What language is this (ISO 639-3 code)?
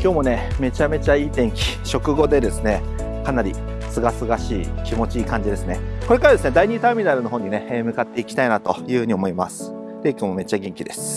jpn